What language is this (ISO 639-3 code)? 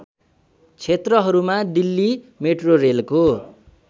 nep